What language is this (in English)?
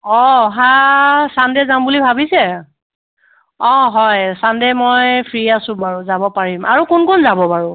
Assamese